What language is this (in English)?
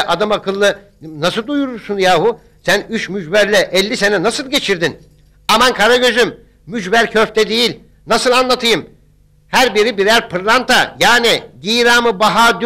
Turkish